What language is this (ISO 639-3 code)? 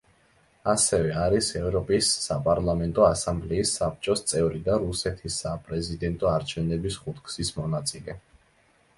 kat